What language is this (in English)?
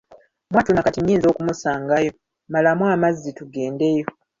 Ganda